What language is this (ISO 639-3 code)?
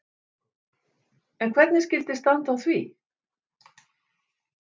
isl